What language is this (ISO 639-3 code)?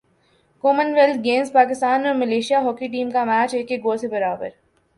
urd